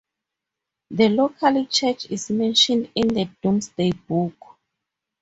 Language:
English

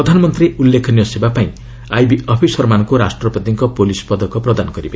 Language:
Odia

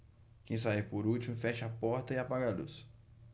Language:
Portuguese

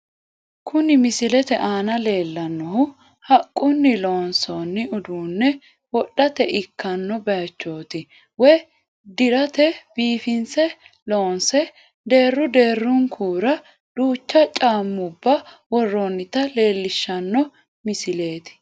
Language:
Sidamo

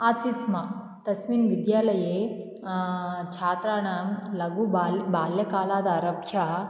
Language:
Sanskrit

